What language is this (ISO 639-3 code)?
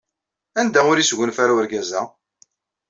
kab